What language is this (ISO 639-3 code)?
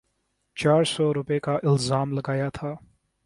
urd